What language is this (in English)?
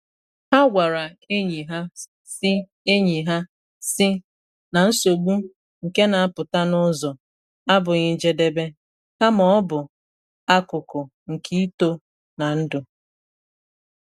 Igbo